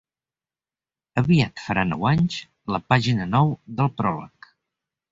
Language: Catalan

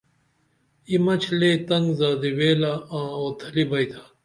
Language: Dameli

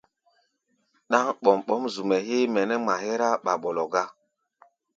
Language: Gbaya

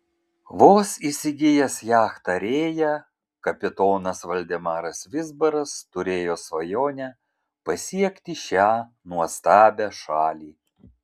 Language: Lithuanian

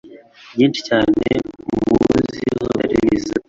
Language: Kinyarwanda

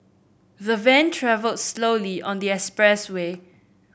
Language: English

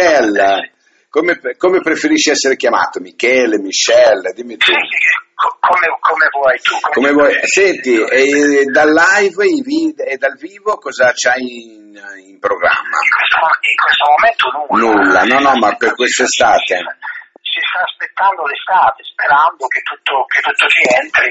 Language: Italian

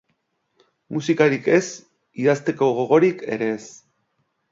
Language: Basque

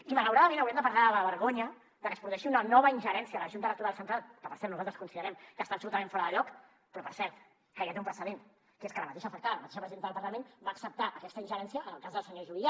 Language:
Catalan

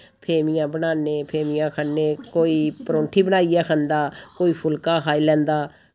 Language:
Dogri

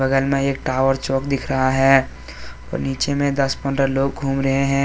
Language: Hindi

